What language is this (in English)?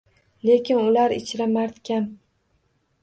Uzbek